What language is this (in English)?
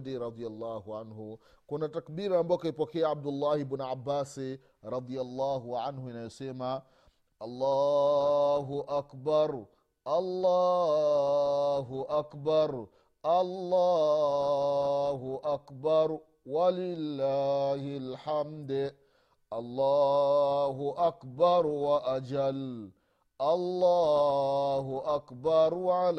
Swahili